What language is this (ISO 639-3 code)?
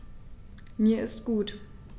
deu